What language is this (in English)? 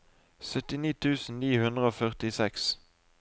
Norwegian